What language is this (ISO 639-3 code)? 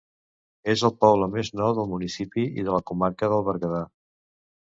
cat